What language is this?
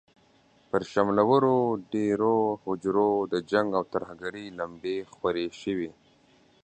Pashto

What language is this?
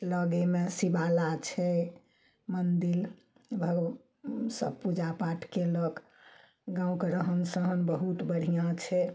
Maithili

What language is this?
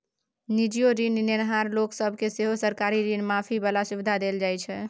Maithili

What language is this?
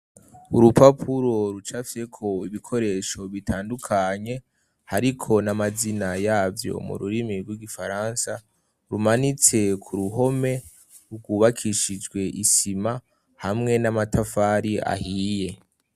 Rundi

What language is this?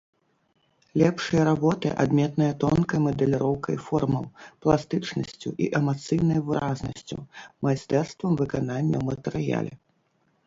Belarusian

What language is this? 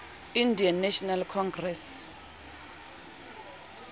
Southern Sotho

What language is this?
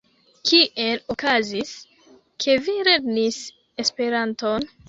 Esperanto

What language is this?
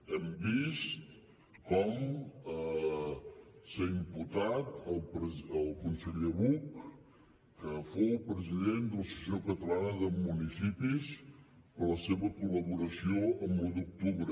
Catalan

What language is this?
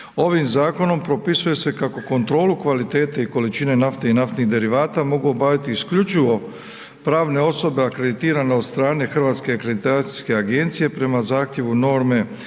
Croatian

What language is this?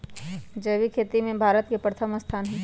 Magahi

